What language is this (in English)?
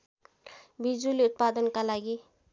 Nepali